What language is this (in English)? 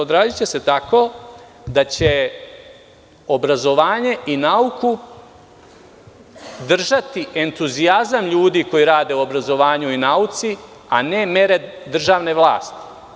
Serbian